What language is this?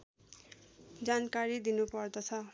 Nepali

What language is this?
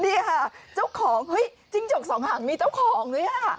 Thai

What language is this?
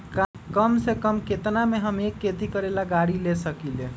Magahi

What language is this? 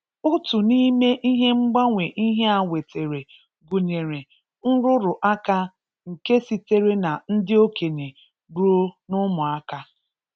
Igbo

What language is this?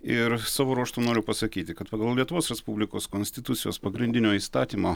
Lithuanian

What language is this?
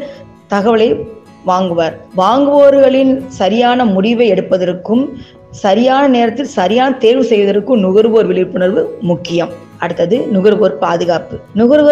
Tamil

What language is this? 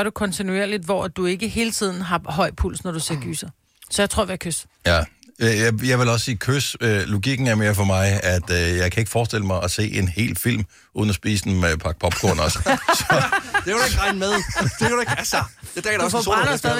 Danish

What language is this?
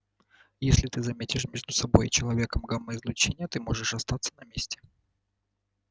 Russian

